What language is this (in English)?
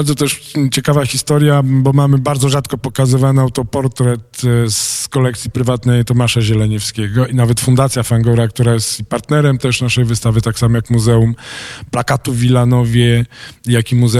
Polish